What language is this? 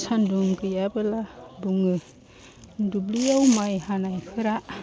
Bodo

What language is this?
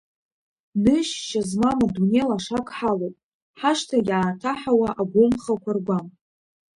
Abkhazian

